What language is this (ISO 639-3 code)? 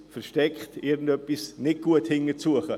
gsw